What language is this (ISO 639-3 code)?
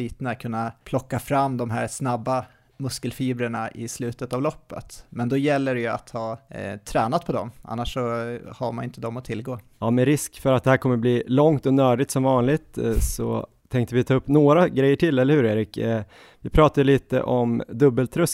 swe